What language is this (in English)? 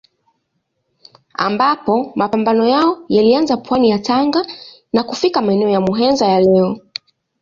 Swahili